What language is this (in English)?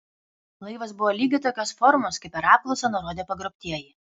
Lithuanian